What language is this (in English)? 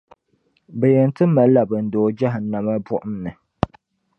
Dagbani